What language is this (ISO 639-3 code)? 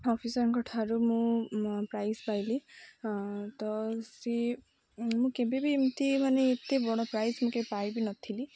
ori